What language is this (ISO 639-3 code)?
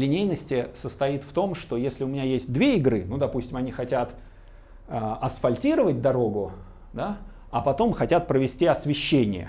rus